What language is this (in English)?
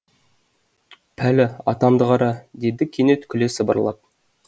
Kazakh